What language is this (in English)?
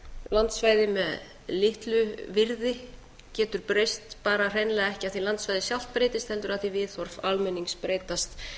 Icelandic